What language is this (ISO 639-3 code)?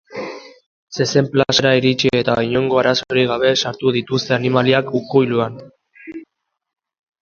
eus